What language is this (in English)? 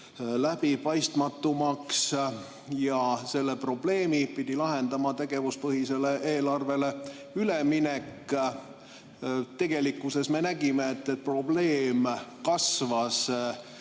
Estonian